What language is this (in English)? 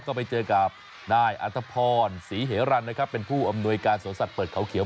Thai